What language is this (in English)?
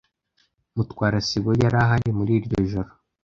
Kinyarwanda